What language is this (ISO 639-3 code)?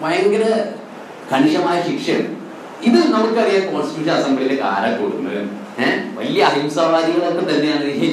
mal